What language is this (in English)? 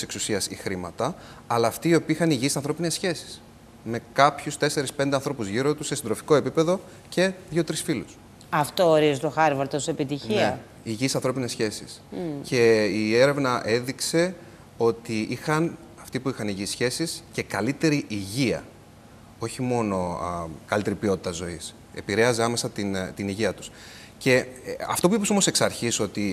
Greek